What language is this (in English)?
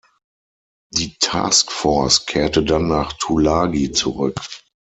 German